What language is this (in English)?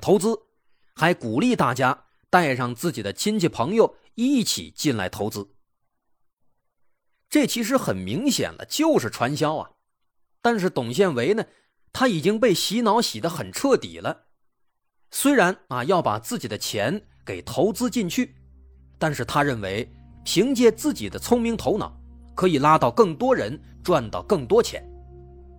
Chinese